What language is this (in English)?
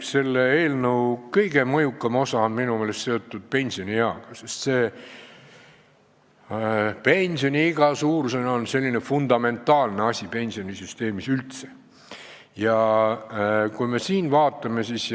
Estonian